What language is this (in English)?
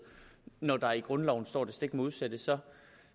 Danish